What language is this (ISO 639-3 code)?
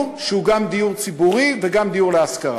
heb